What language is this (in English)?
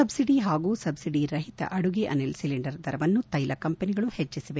Kannada